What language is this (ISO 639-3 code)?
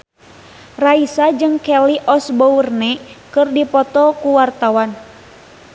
sun